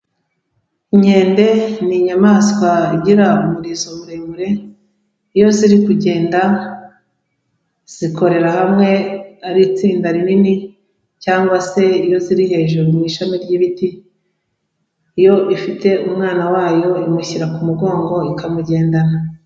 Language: Kinyarwanda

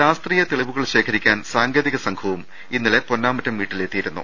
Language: Malayalam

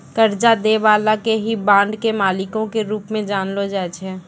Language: Maithili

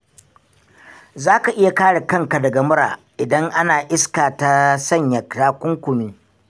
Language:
Hausa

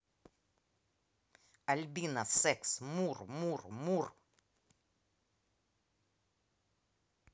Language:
Russian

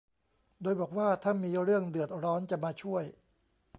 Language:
Thai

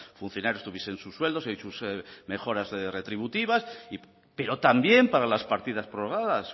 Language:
Spanish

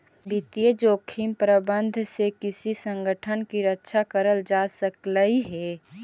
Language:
Magahi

